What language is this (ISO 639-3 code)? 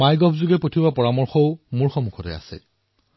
asm